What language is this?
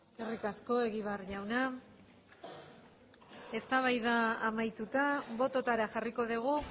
Basque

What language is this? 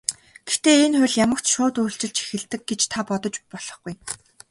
Mongolian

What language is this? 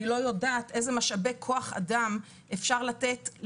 Hebrew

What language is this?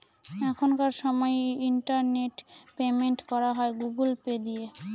Bangla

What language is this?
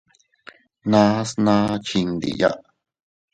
Teutila Cuicatec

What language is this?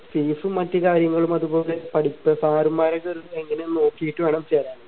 Malayalam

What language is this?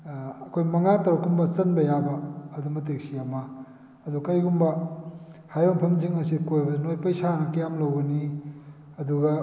Manipuri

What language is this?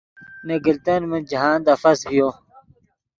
Yidgha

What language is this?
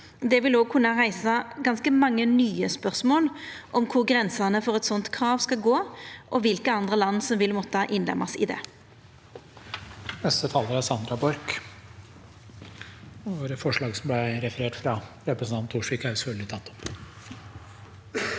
Norwegian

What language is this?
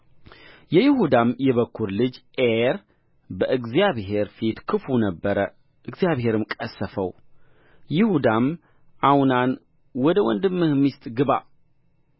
Amharic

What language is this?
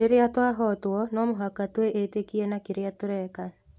Kikuyu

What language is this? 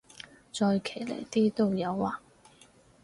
Cantonese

